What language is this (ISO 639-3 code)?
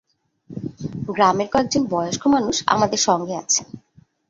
ben